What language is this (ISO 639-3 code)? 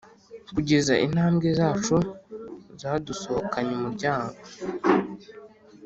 kin